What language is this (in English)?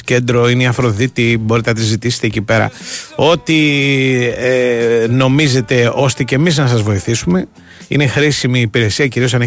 Greek